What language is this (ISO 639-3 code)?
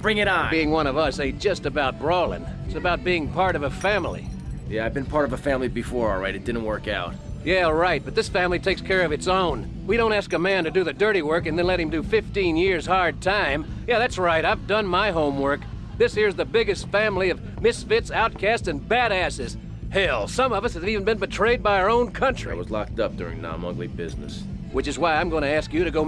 eng